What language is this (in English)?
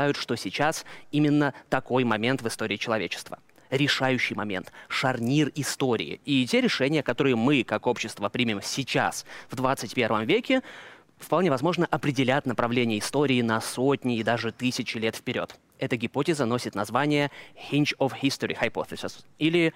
Russian